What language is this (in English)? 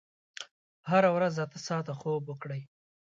Pashto